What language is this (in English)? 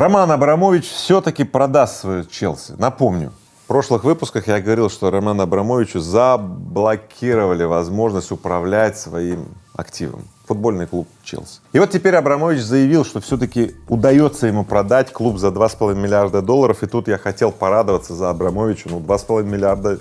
Russian